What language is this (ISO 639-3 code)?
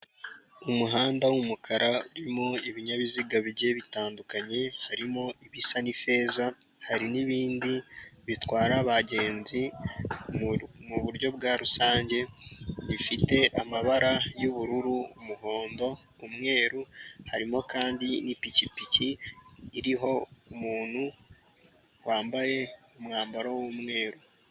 kin